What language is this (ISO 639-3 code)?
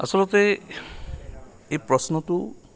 asm